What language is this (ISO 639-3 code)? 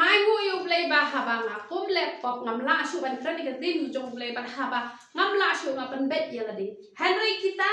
ara